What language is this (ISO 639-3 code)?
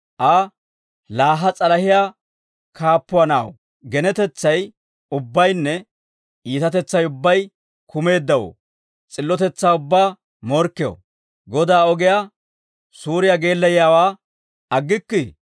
dwr